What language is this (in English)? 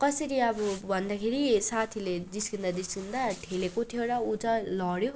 Nepali